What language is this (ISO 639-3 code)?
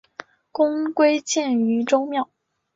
zho